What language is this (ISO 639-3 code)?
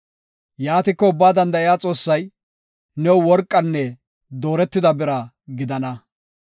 gof